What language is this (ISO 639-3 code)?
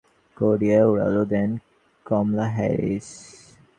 ben